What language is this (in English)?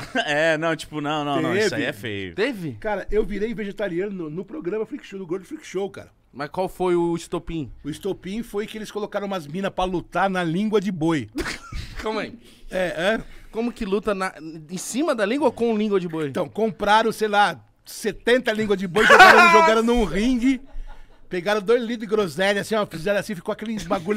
Portuguese